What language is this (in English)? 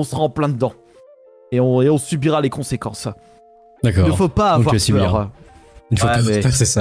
French